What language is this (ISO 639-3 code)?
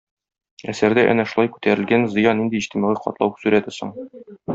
tat